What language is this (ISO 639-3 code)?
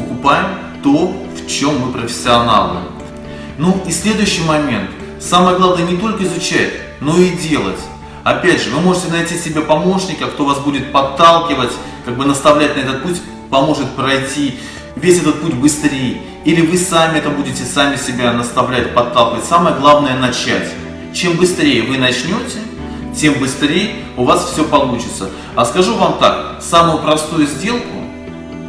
rus